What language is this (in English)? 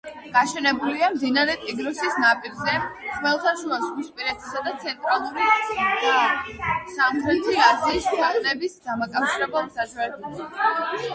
Georgian